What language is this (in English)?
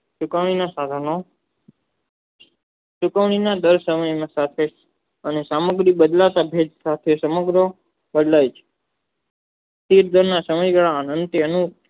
Gujarati